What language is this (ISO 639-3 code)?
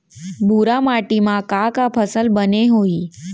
hne